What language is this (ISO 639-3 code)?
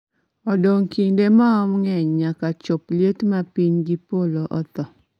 luo